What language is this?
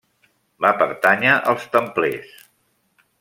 Catalan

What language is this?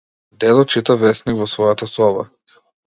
Macedonian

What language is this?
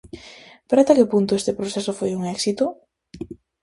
Galician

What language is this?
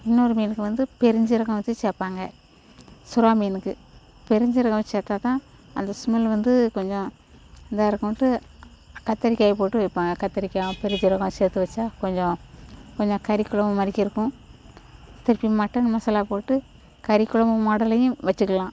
Tamil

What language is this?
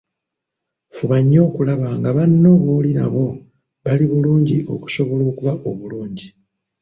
Ganda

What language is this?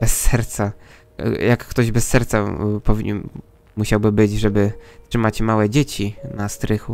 Polish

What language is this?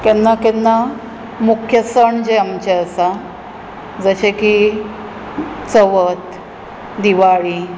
Konkani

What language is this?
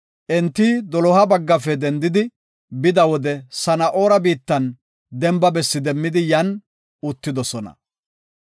Gofa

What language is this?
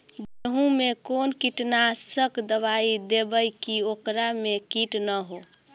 Magahi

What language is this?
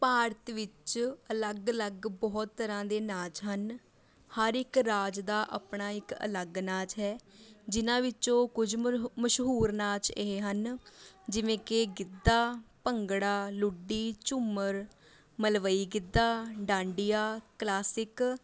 Punjabi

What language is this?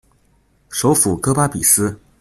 Chinese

